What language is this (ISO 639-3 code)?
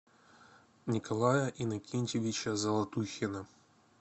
rus